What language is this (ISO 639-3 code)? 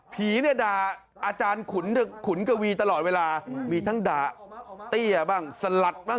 tha